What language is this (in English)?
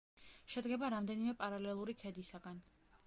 Georgian